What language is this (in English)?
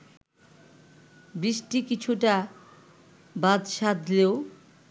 Bangla